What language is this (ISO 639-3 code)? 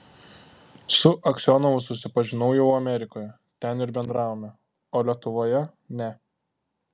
lit